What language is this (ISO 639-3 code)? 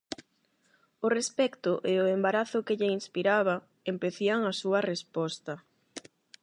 glg